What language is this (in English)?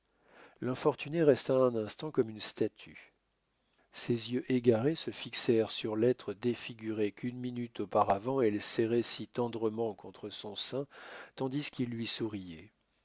French